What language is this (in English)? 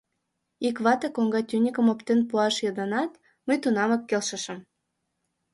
Mari